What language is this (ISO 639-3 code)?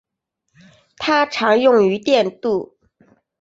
zho